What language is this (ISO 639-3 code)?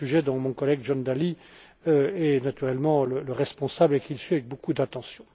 fra